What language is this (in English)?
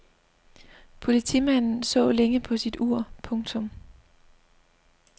Danish